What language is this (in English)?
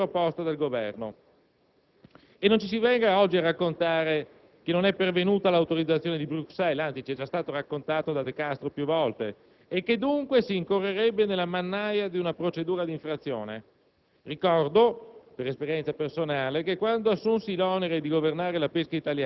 Italian